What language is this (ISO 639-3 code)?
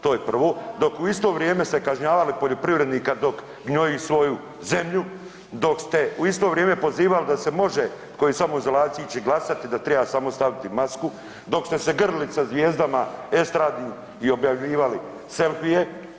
hrv